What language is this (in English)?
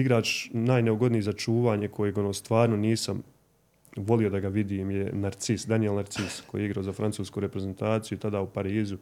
Croatian